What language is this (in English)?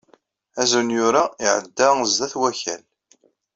Kabyle